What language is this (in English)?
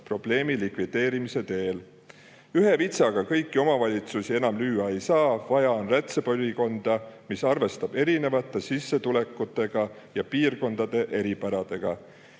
Estonian